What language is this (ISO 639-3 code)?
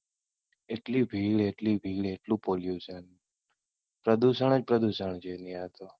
guj